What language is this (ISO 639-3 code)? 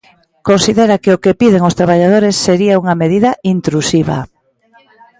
glg